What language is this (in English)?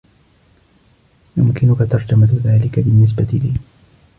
Arabic